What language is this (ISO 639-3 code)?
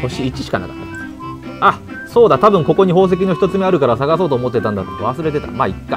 jpn